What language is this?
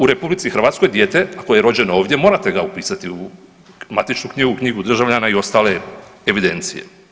Croatian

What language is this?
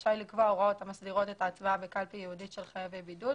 Hebrew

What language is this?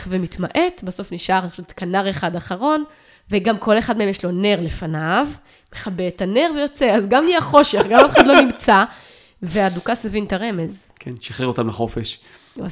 Hebrew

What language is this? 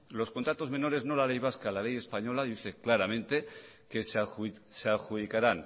Spanish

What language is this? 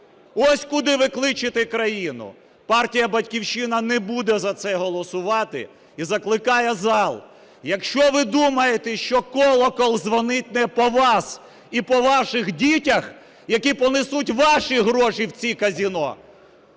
Ukrainian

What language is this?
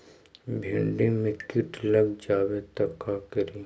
Magahi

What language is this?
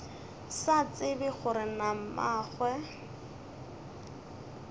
Northern Sotho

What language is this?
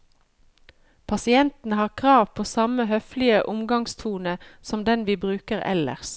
Norwegian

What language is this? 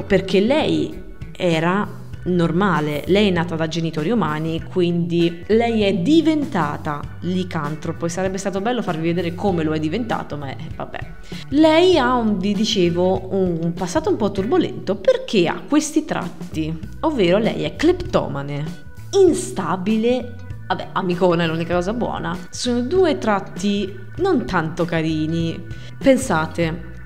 Italian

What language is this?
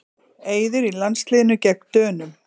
Icelandic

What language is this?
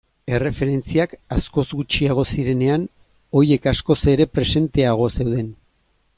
Basque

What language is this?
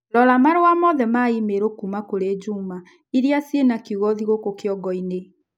Kikuyu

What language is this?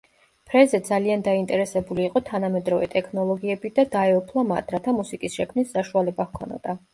Georgian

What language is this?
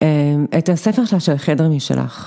Hebrew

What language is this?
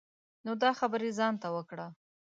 Pashto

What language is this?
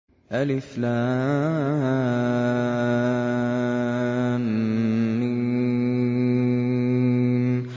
Arabic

